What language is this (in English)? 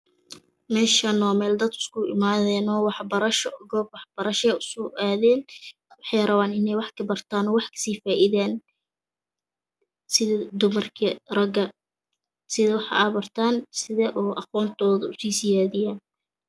Somali